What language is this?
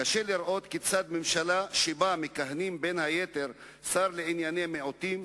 Hebrew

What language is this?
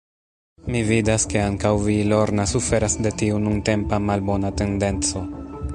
Esperanto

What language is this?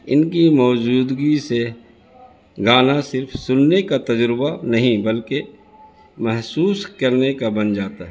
Urdu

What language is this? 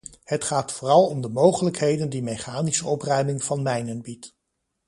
Dutch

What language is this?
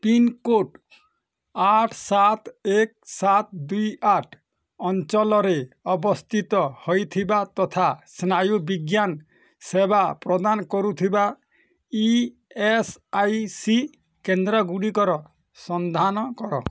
Odia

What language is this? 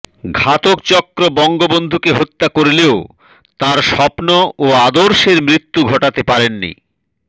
Bangla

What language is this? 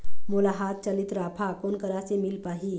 Chhattisgarhi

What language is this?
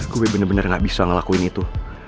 Indonesian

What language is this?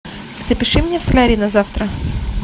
Russian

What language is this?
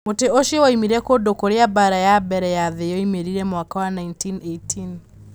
Kikuyu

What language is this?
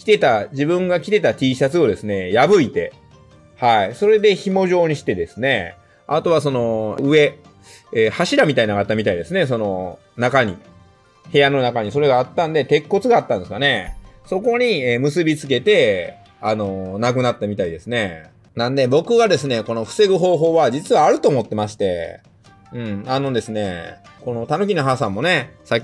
Japanese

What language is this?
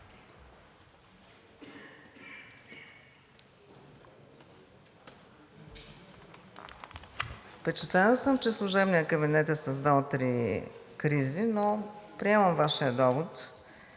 Bulgarian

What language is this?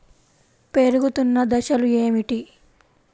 Telugu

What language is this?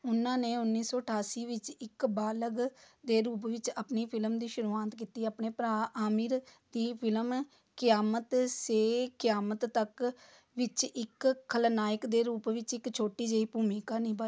Punjabi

